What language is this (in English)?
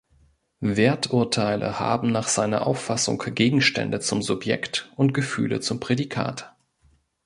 German